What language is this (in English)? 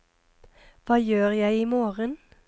Norwegian